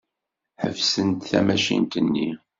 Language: Kabyle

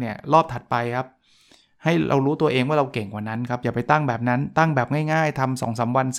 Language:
Thai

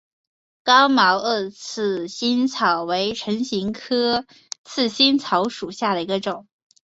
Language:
Chinese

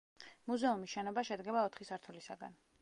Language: Georgian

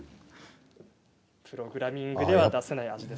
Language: Japanese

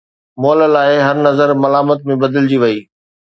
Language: Sindhi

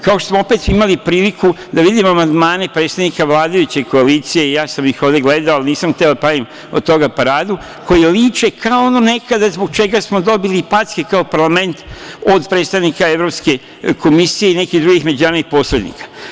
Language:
Serbian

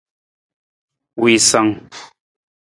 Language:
Nawdm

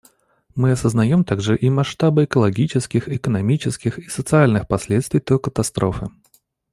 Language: Russian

